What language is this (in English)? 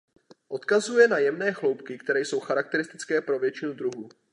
Czech